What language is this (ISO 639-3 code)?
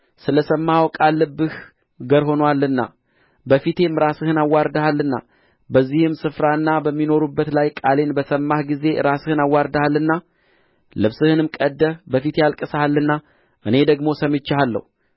amh